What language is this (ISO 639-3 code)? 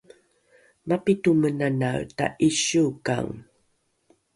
dru